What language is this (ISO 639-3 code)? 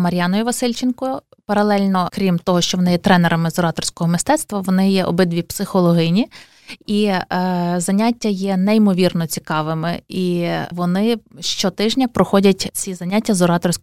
ukr